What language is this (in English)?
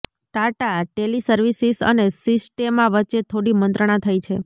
Gujarati